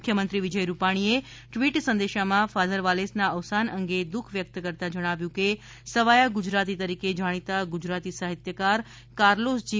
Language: Gujarati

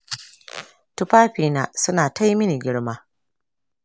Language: Hausa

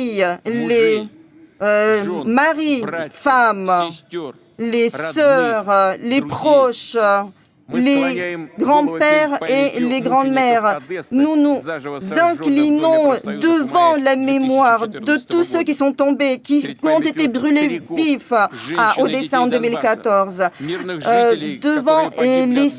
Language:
French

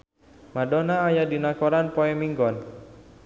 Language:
Sundanese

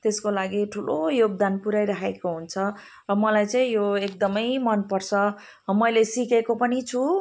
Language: Nepali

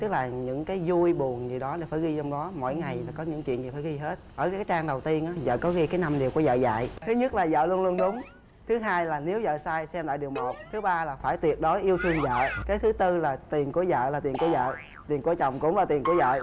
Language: Vietnamese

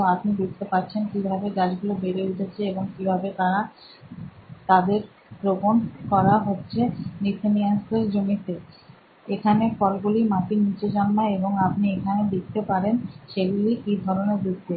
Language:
Bangla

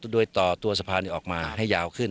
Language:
Thai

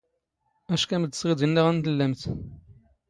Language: Standard Moroccan Tamazight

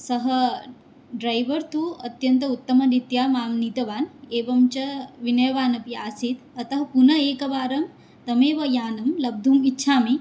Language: Sanskrit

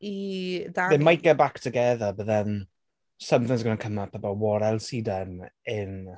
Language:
Welsh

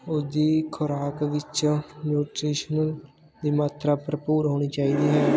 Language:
Punjabi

